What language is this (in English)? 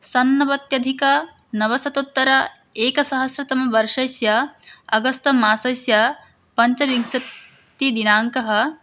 Sanskrit